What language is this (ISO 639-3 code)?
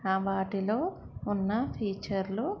tel